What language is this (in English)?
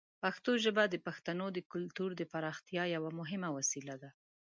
Pashto